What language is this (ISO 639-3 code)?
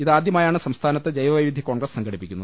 mal